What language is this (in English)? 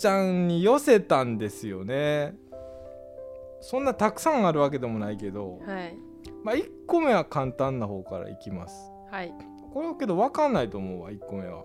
Japanese